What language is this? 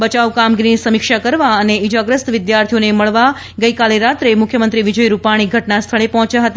Gujarati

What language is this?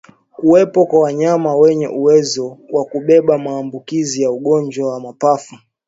Swahili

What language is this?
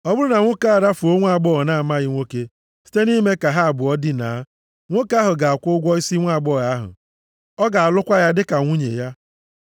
Igbo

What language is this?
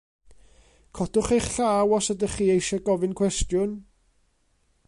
Welsh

